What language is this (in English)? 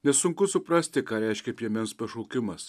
Lithuanian